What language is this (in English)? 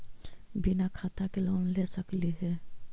Magahi